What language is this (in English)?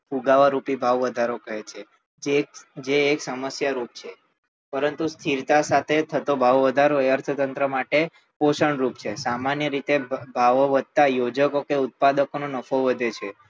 Gujarati